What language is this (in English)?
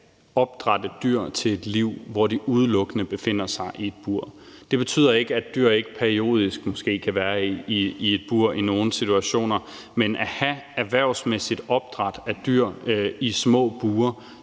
Danish